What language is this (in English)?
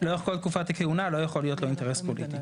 Hebrew